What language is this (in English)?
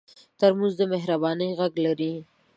Pashto